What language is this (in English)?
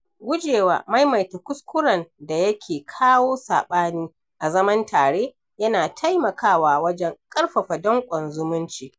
Hausa